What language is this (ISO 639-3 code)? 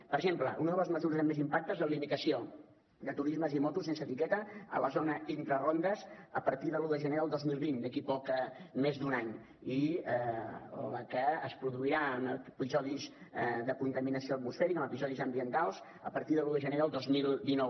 cat